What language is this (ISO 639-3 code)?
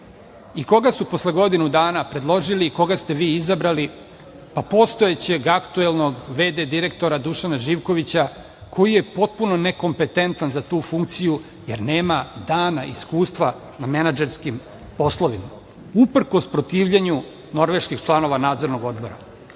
srp